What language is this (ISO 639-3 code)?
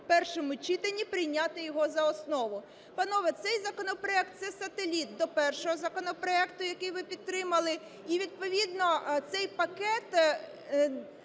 ukr